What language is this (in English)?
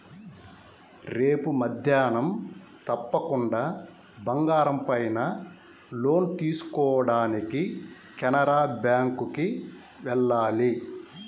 Telugu